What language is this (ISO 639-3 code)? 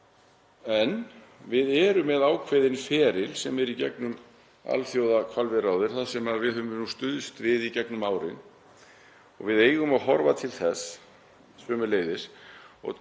isl